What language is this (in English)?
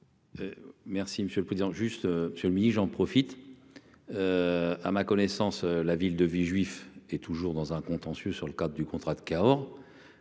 French